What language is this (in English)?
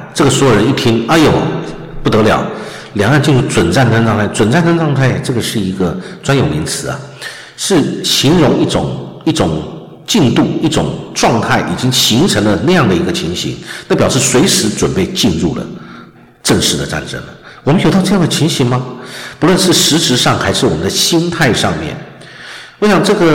Chinese